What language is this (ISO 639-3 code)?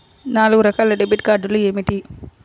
tel